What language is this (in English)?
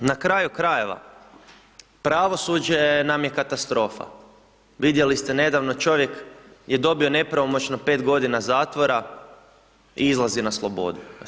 Croatian